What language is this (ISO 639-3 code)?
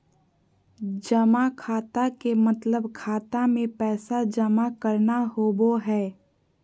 mag